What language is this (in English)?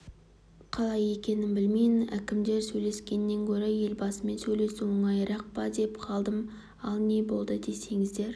Kazakh